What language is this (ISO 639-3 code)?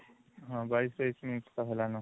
ori